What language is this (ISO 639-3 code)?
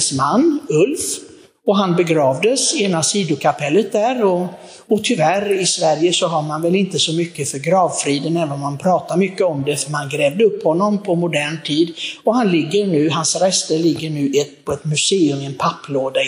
swe